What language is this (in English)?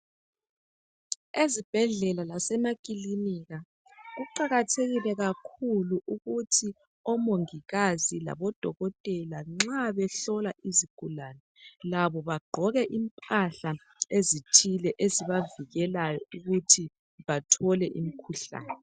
North Ndebele